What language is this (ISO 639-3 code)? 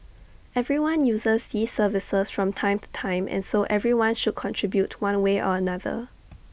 eng